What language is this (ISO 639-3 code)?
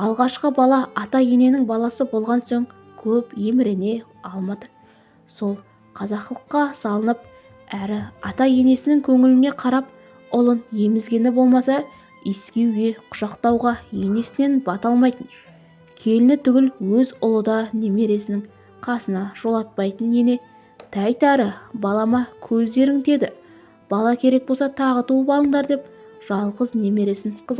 tur